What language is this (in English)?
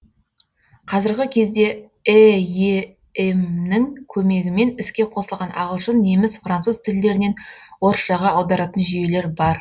Kazakh